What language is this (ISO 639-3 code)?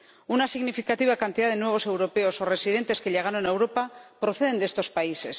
spa